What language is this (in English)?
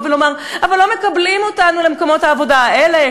Hebrew